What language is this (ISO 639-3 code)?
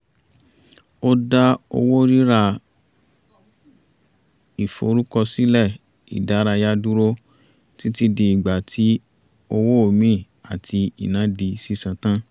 yor